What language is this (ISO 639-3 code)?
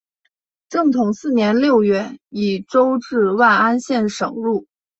zho